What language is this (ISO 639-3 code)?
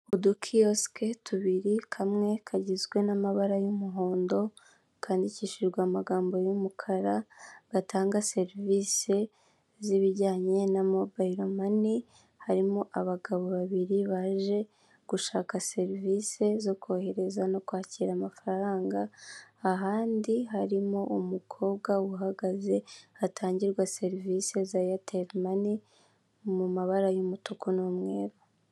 kin